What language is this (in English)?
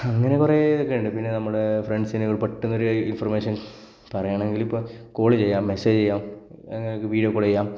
Malayalam